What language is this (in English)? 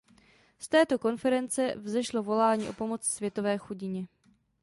Czech